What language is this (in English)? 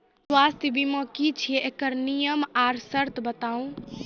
Maithili